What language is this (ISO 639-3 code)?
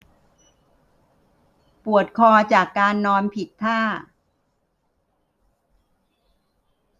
tha